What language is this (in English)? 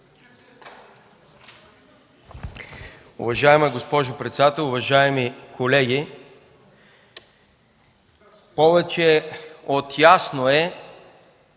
Bulgarian